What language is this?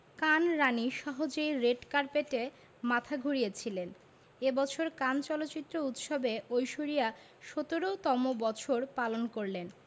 Bangla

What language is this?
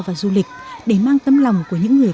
Vietnamese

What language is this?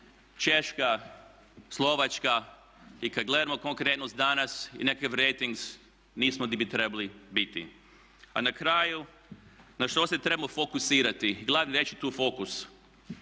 Croatian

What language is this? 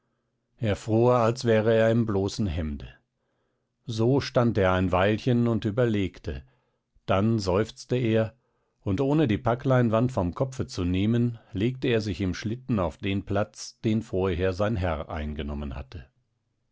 German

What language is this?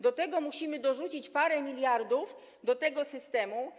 Polish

